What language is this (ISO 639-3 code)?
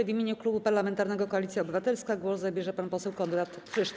pol